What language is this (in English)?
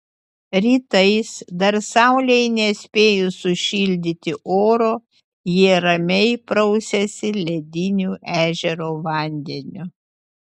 Lithuanian